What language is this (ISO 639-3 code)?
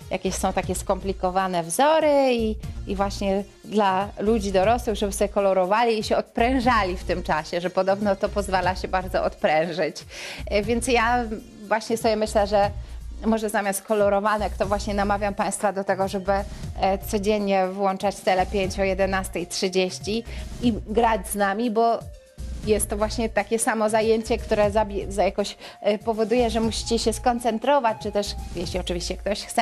pol